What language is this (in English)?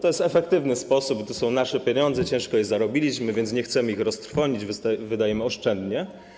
Polish